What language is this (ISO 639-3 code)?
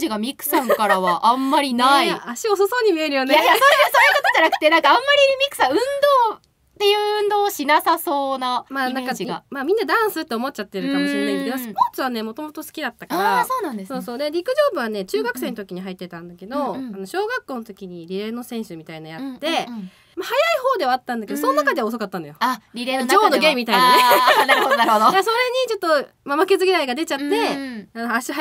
jpn